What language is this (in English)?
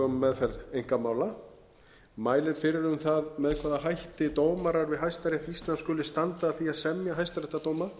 Icelandic